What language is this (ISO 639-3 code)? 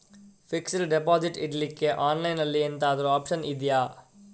kan